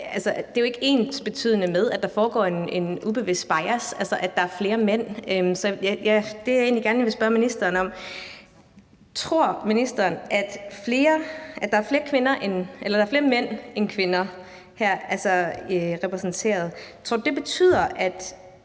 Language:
Danish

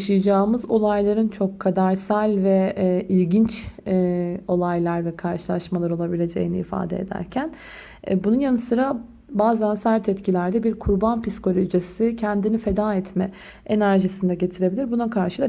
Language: Turkish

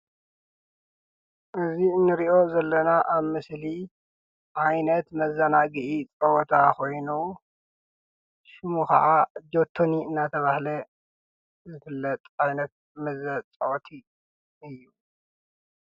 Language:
Tigrinya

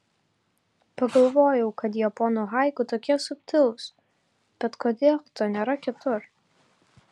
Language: Lithuanian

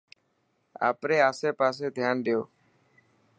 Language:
Dhatki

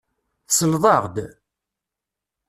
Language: Kabyle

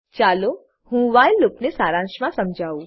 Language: Gujarati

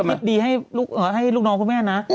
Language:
Thai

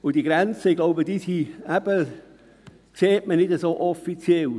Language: Swiss German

